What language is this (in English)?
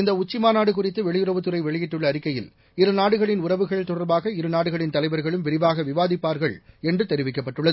Tamil